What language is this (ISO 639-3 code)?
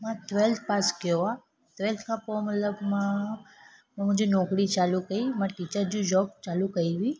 snd